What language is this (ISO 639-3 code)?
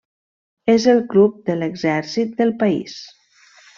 cat